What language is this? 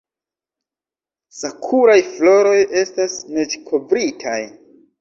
Esperanto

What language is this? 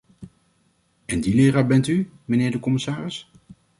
Dutch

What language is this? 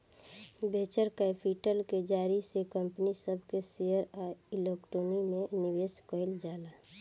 Bhojpuri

